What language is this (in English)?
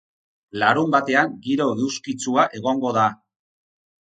Basque